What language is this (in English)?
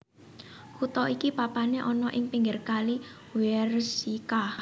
Javanese